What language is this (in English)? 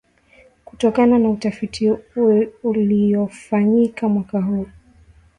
Swahili